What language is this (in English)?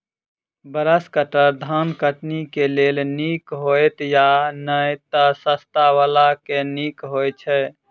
Maithili